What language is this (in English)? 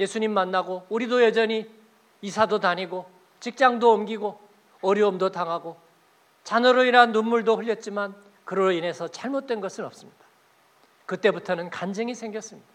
Korean